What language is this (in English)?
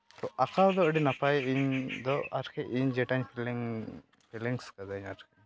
Santali